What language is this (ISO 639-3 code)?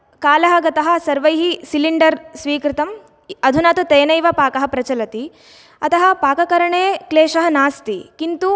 san